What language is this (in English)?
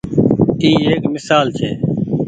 Goaria